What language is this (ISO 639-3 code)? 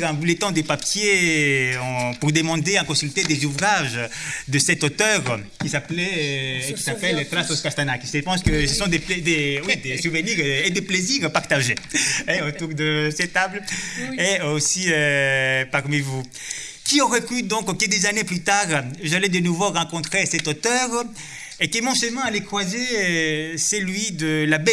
fra